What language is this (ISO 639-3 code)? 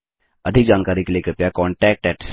hin